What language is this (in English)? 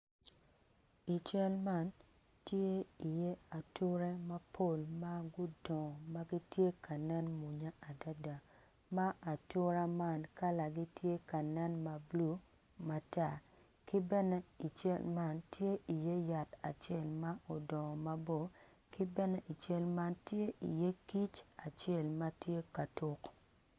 Acoli